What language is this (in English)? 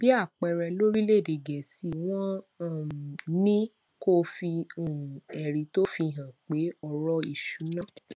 Yoruba